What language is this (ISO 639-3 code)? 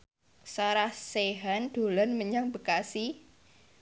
jav